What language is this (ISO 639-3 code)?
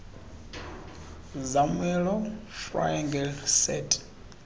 xho